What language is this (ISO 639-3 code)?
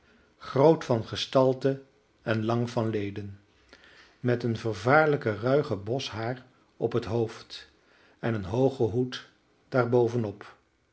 nld